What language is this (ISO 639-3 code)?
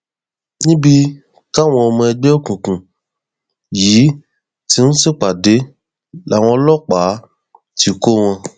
yor